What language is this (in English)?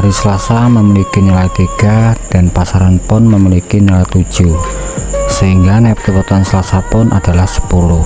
Indonesian